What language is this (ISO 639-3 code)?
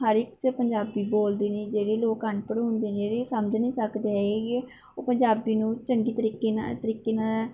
pan